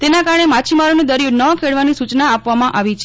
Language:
Gujarati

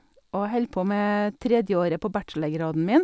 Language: Norwegian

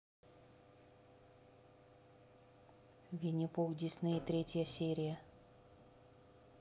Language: Russian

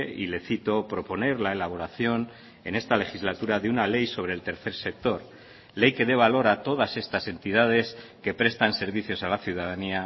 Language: Spanish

